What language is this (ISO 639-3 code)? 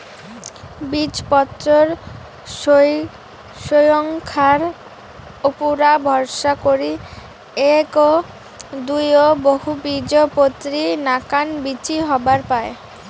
ben